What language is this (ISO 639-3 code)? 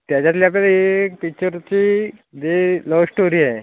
mar